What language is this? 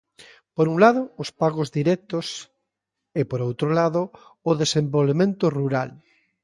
Galician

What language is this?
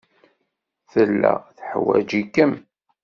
Kabyle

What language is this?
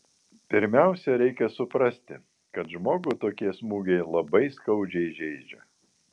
Lithuanian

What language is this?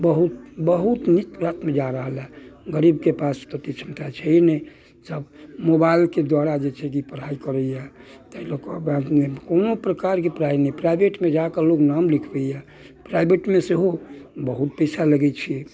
Maithili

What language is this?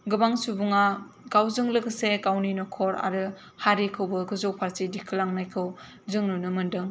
Bodo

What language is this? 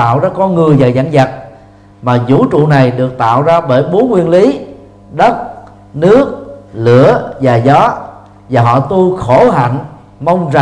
Vietnamese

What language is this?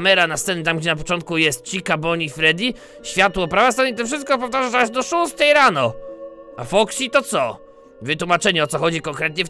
Polish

